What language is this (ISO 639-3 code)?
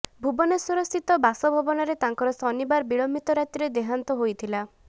ori